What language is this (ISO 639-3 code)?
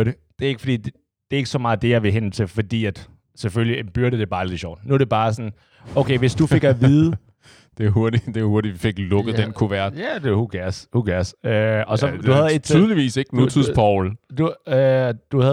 dan